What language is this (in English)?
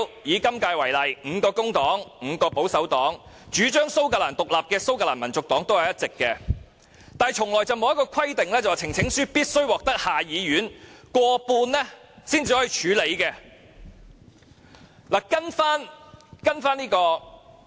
Cantonese